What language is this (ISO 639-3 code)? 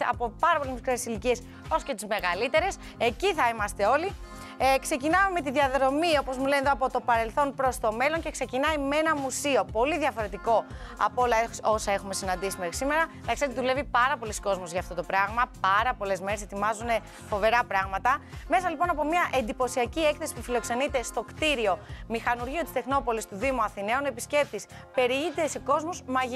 ell